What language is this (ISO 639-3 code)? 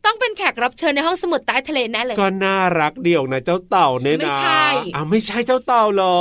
tha